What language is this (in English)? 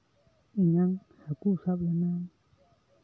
Santali